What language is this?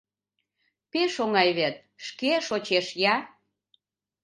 Mari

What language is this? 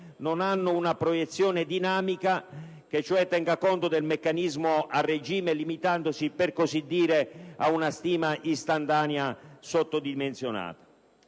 Italian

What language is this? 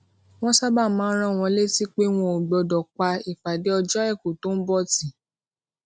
Yoruba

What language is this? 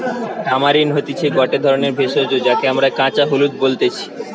Bangla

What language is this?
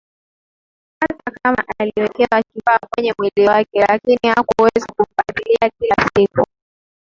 Swahili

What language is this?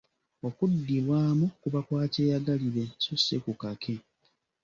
Ganda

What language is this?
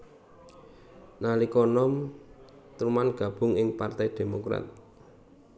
Javanese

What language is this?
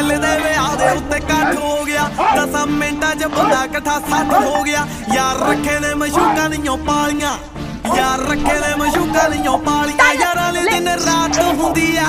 Romanian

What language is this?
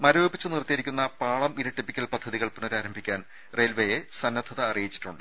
Malayalam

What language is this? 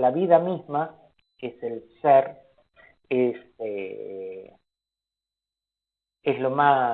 Spanish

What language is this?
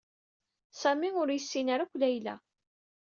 Kabyle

